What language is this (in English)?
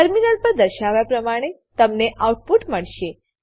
Gujarati